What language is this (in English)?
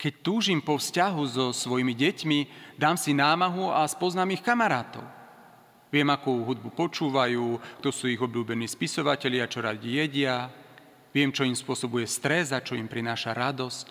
Slovak